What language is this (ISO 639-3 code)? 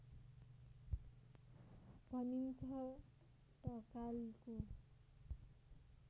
nep